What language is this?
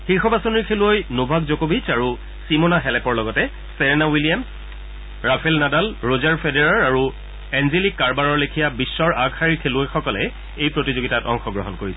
Assamese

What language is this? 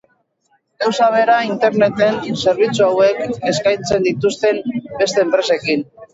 Basque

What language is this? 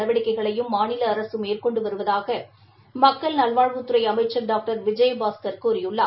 Tamil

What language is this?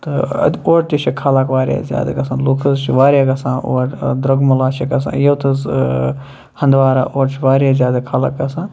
Kashmiri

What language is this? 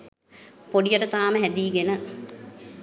Sinhala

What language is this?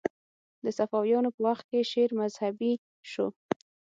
Pashto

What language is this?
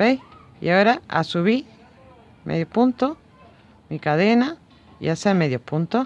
Spanish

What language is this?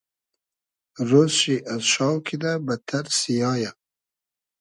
Hazaragi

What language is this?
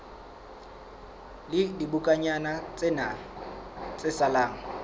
Southern Sotho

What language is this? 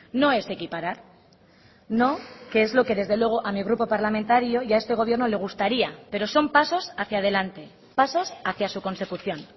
Spanish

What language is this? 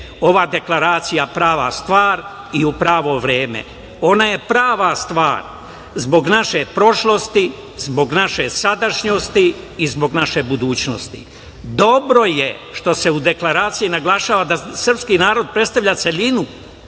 Serbian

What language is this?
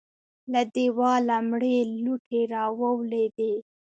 Pashto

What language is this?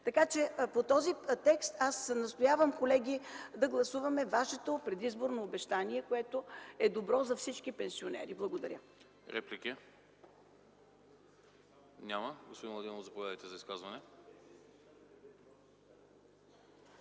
Bulgarian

